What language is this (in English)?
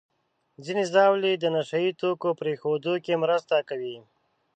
Pashto